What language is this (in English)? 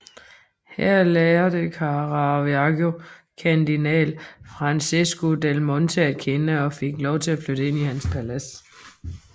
Danish